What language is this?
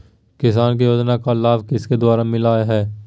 Magahi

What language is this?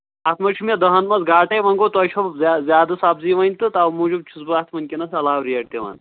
Kashmiri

